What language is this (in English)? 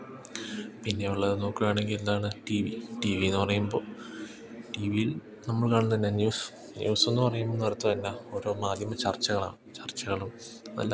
Malayalam